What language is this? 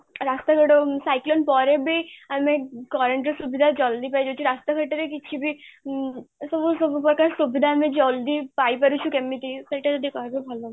Odia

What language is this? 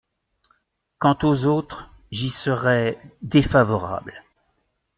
French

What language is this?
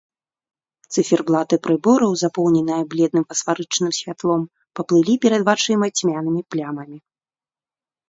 Belarusian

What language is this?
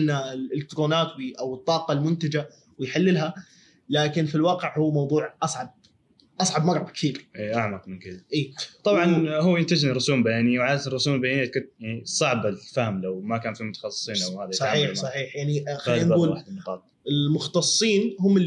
Arabic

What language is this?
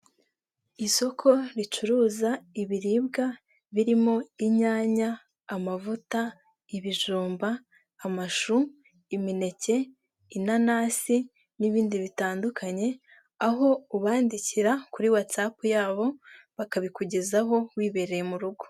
Kinyarwanda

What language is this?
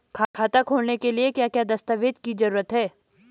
Hindi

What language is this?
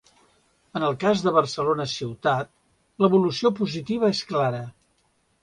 Catalan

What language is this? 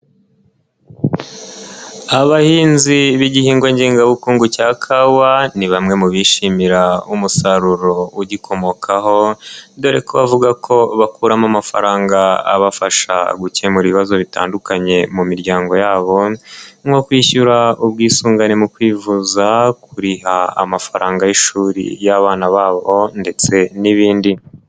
Kinyarwanda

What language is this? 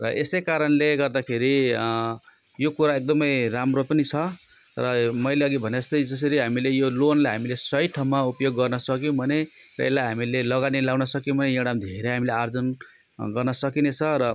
Nepali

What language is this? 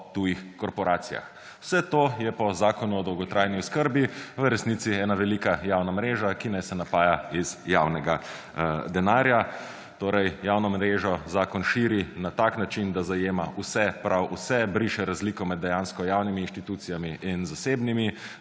Slovenian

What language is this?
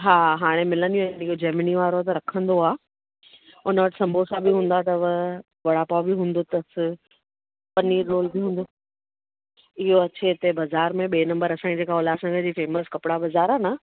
Sindhi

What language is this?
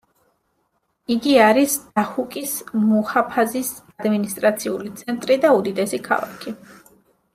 Georgian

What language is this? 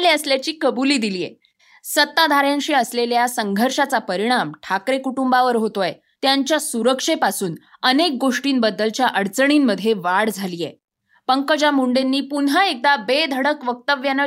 Marathi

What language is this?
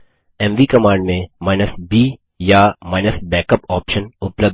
Hindi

